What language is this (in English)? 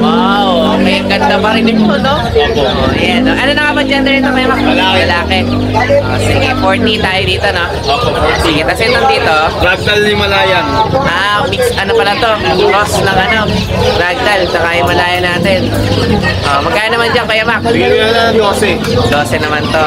Filipino